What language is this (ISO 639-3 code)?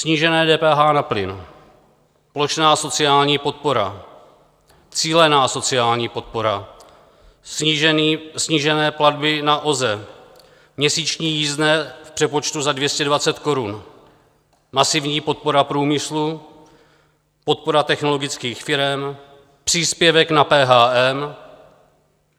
ces